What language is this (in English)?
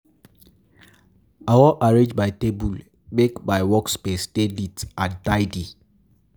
Nigerian Pidgin